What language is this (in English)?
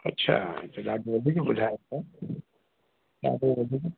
Sindhi